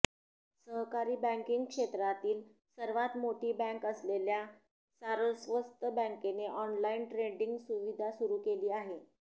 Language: Marathi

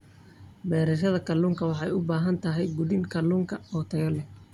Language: Somali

